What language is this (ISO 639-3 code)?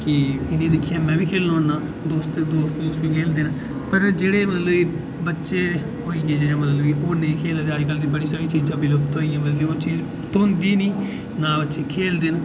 doi